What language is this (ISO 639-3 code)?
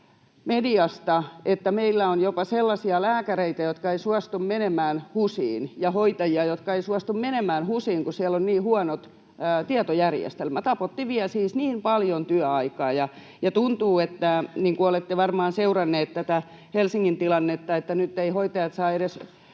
fin